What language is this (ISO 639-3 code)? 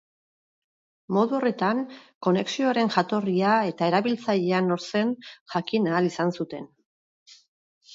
eus